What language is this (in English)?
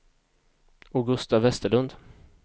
Swedish